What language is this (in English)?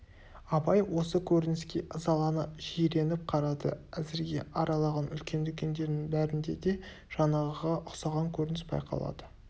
Kazakh